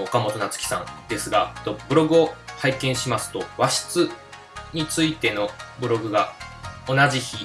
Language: Japanese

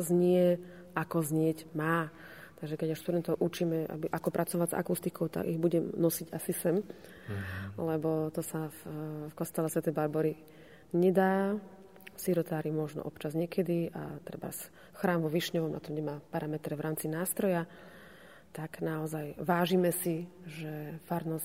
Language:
Slovak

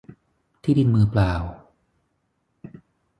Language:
Thai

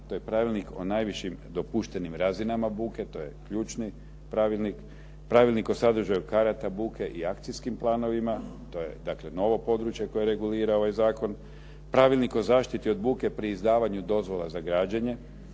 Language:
Croatian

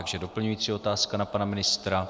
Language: Czech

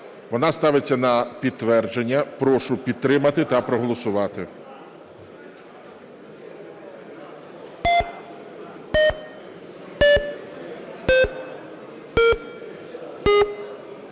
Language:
Ukrainian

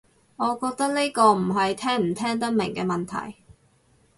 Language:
Cantonese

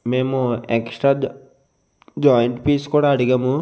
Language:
Telugu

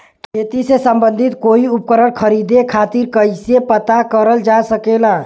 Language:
Bhojpuri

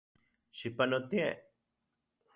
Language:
Central Puebla Nahuatl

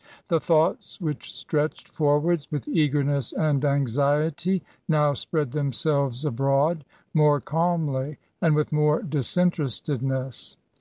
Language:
English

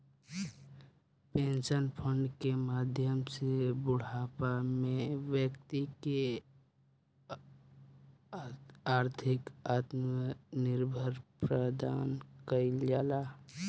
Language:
Bhojpuri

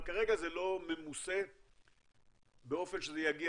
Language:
Hebrew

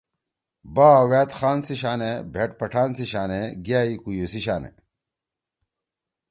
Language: Torwali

